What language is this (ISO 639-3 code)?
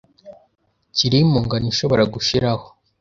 kin